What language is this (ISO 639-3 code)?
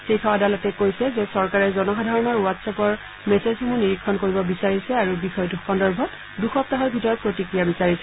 asm